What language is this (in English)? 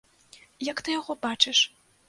Belarusian